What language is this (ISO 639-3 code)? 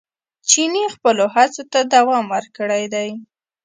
pus